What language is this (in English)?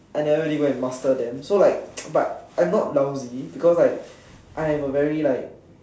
English